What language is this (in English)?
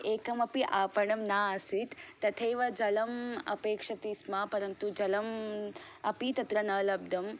Sanskrit